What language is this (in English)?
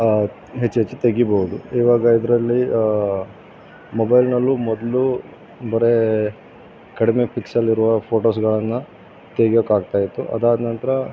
Kannada